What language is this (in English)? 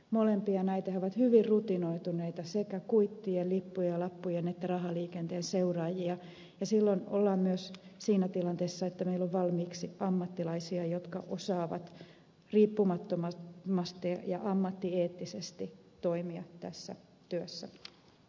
Finnish